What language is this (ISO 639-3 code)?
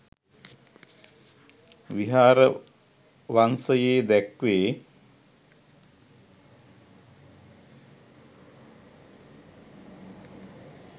sin